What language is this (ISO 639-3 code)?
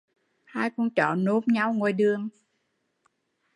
vie